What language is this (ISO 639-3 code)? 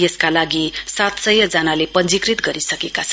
nep